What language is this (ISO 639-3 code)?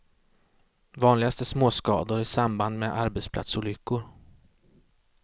swe